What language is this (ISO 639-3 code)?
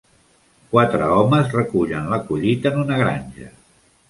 cat